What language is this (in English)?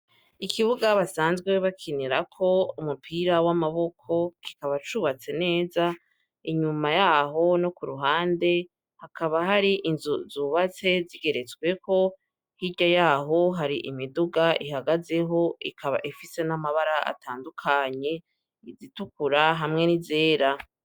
Rundi